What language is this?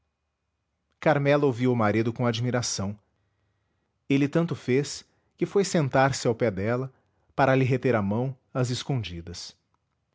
Portuguese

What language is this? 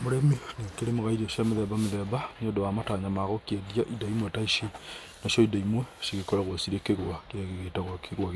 Kikuyu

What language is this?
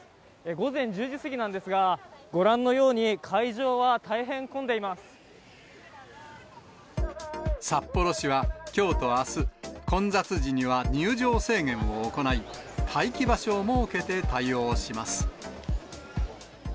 Japanese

